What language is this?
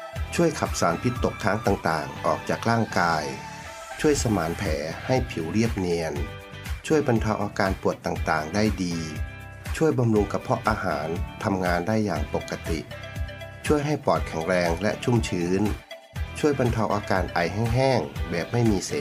Thai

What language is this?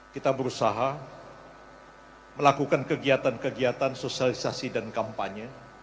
Indonesian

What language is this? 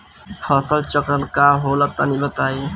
Bhojpuri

